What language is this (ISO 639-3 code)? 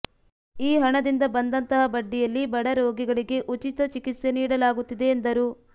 kan